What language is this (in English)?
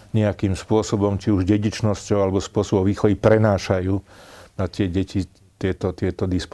Slovak